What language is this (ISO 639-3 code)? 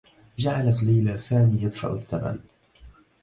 ara